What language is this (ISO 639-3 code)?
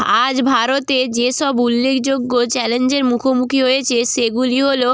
ben